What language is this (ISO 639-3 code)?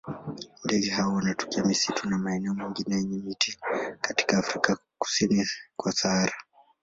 swa